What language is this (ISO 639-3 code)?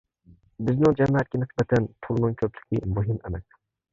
uig